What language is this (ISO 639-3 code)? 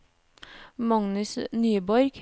nor